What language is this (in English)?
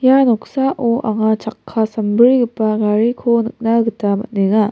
Garo